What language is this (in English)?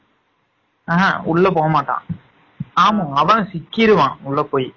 Tamil